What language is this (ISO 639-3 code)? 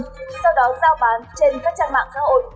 vie